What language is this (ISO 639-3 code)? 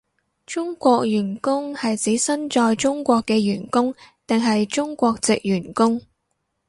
yue